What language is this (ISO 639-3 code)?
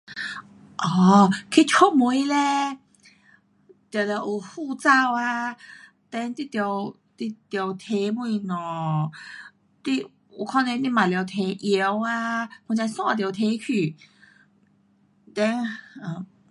cpx